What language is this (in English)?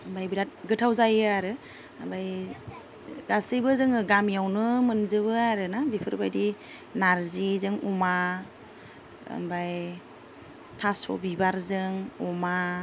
Bodo